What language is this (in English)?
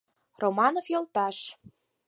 Mari